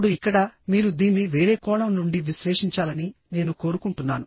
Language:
Telugu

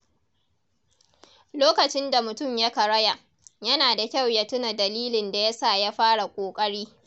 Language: Hausa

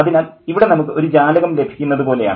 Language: Malayalam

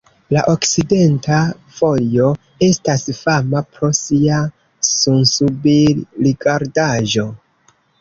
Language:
Esperanto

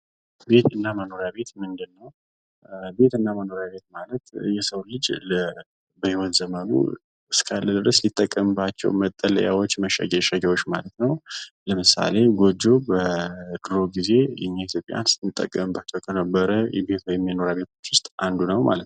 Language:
Amharic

